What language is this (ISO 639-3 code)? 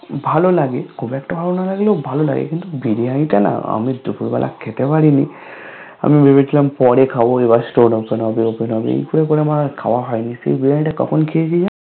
ben